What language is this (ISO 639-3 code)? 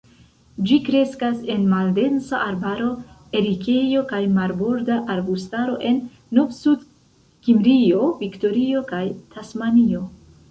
epo